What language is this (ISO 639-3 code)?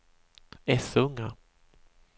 swe